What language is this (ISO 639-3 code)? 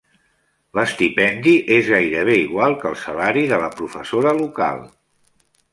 cat